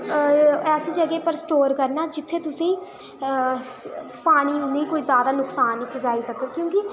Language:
Dogri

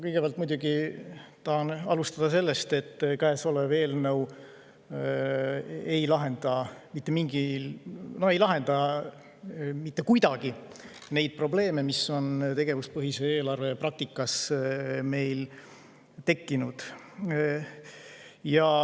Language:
Estonian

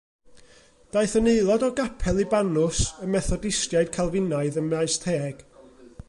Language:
Welsh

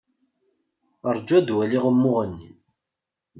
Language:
Kabyle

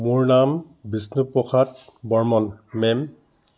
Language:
Assamese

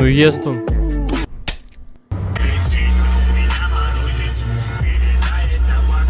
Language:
Russian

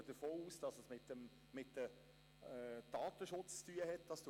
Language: Swiss German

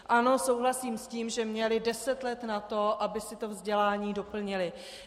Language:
Czech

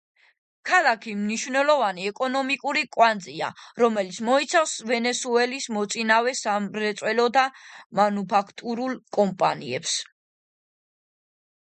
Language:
Georgian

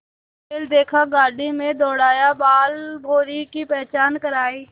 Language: Hindi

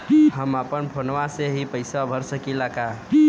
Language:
Bhojpuri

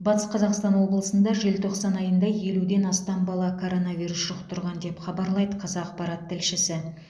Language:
Kazakh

